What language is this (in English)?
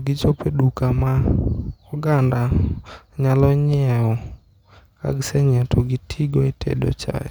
Luo (Kenya and Tanzania)